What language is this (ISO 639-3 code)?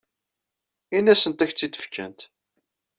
kab